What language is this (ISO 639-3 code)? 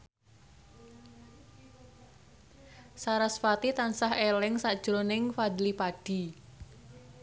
jav